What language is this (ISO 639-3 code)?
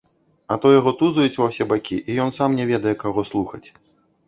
bel